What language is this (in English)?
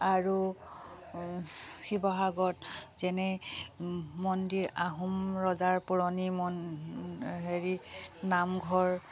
Assamese